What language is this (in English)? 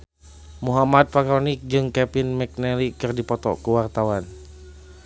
Sundanese